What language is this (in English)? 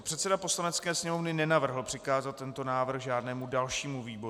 Czech